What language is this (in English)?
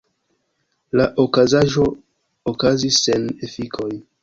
Esperanto